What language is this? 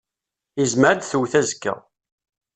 Kabyle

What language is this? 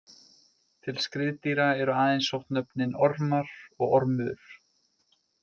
Icelandic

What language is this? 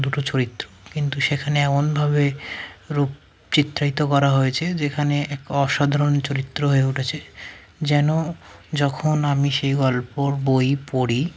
Bangla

